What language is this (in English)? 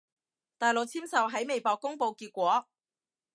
Cantonese